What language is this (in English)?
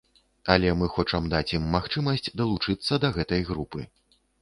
Belarusian